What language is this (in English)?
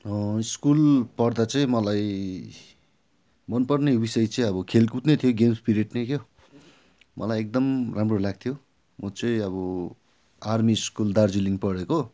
Nepali